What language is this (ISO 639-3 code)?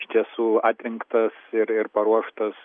lit